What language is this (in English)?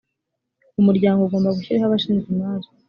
Kinyarwanda